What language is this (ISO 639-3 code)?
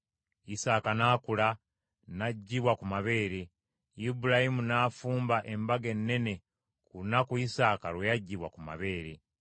lug